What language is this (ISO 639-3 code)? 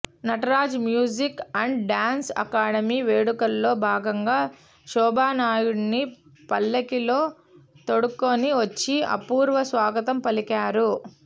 tel